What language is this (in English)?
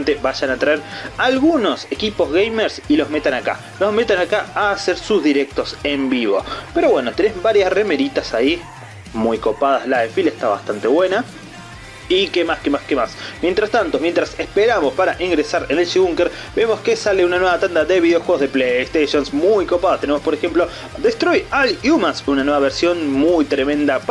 Spanish